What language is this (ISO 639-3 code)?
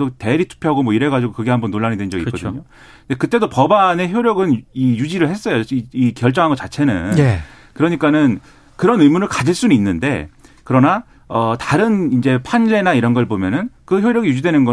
kor